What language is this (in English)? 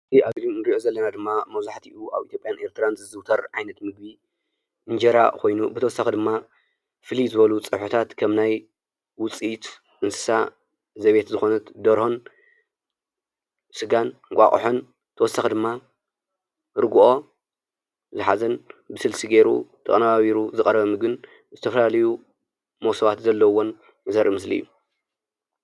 Tigrinya